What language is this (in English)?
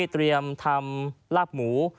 Thai